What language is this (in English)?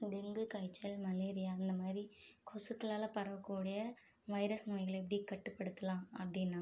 Tamil